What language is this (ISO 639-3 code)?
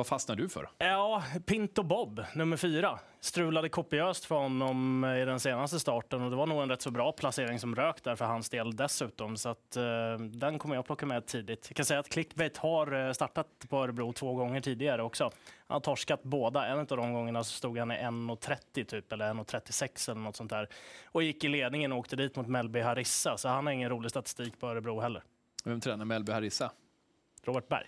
swe